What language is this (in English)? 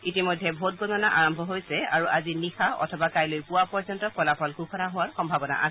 Assamese